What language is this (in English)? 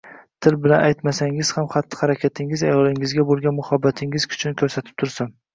Uzbek